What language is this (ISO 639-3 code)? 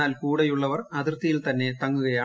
mal